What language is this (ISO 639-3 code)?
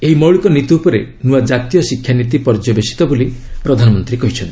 ori